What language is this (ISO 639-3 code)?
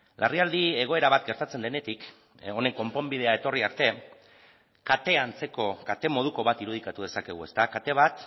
eus